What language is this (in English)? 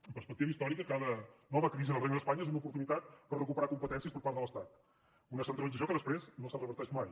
Catalan